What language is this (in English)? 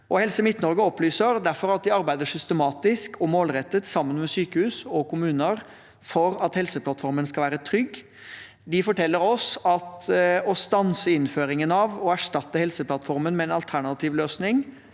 Norwegian